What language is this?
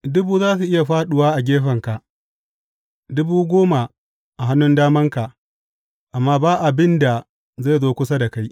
Hausa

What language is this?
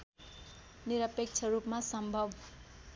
Nepali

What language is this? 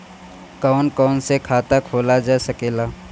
Bhojpuri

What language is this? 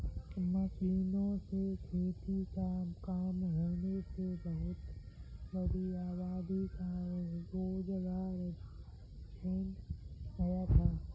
Hindi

